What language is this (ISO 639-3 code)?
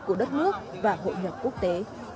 vie